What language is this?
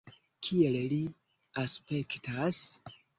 Esperanto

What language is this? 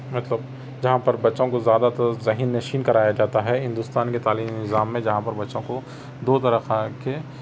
Urdu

